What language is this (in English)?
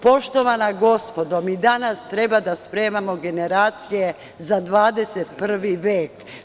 Serbian